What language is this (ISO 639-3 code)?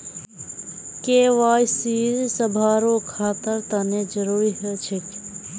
mag